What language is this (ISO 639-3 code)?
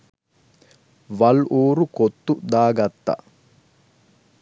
sin